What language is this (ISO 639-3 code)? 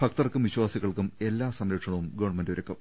mal